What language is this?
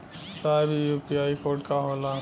Bhojpuri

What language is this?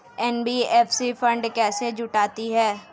Hindi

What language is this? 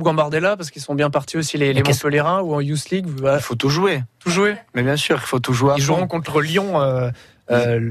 French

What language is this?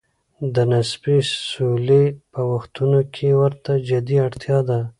Pashto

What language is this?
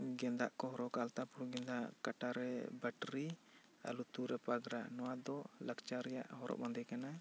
Santali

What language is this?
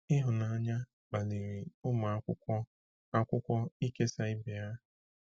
Igbo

